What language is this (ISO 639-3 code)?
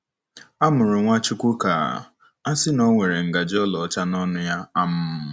ibo